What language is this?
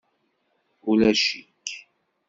Kabyle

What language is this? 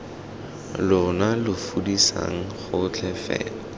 Tswana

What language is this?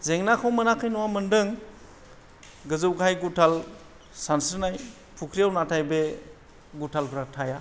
Bodo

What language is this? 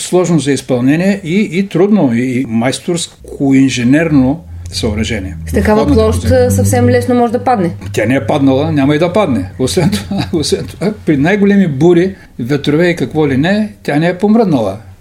Bulgarian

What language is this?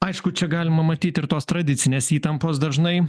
Lithuanian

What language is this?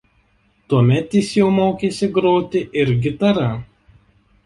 Lithuanian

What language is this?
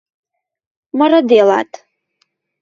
Western Mari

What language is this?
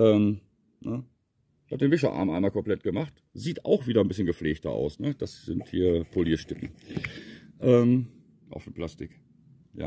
German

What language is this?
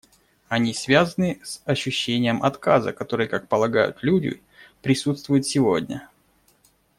Russian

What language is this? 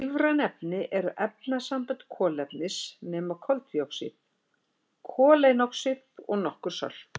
Icelandic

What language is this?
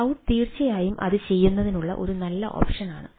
Malayalam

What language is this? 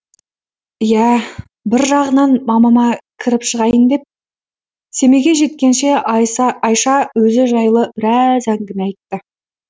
Kazakh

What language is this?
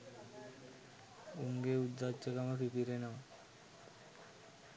Sinhala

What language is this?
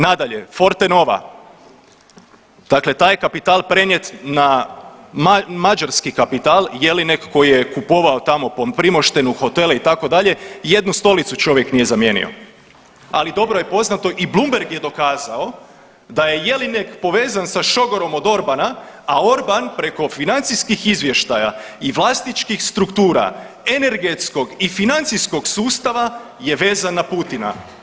Croatian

